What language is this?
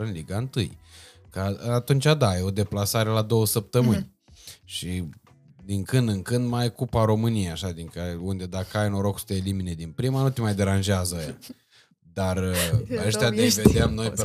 Romanian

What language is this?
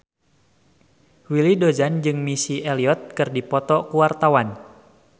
Sundanese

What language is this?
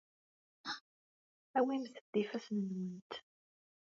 Kabyle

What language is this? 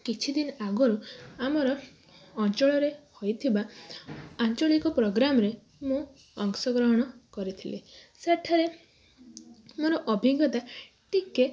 Odia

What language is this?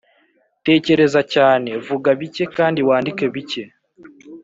Kinyarwanda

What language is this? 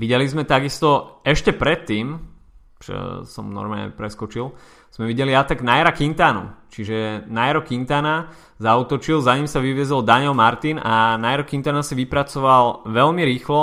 Slovak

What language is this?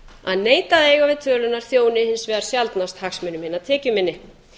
Icelandic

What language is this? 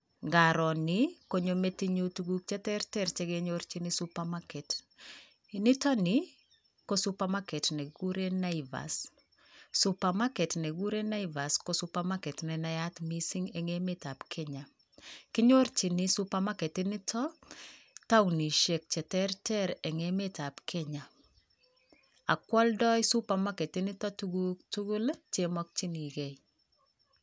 Kalenjin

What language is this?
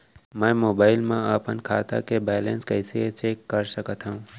Chhattisgarhi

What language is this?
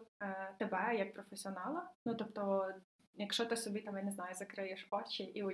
Ukrainian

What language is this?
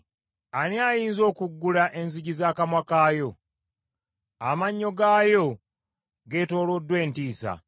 Ganda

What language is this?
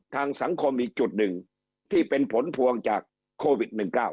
Thai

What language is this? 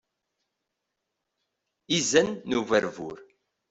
Kabyle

